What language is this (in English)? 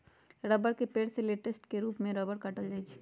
Magahi